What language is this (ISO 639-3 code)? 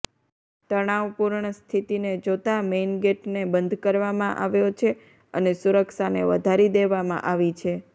guj